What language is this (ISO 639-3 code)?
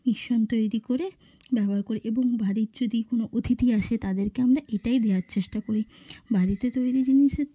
ben